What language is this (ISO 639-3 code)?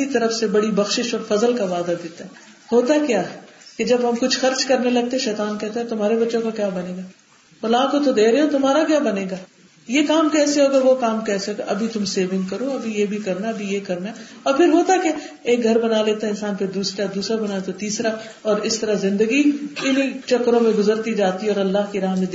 urd